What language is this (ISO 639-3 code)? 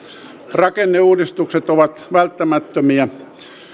fin